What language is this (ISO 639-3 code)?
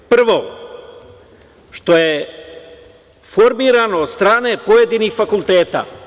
srp